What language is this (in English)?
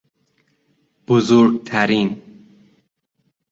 Persian